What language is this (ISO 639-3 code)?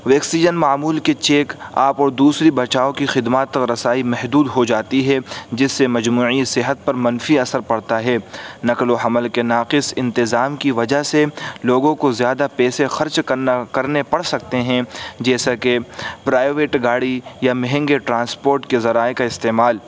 urd